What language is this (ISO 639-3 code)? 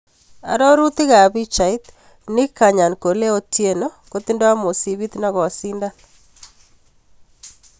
kln